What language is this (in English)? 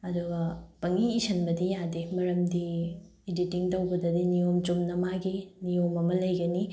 Manipuri